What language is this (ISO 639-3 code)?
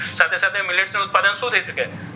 guj